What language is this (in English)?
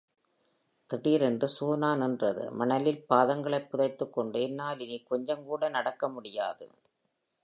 Tamil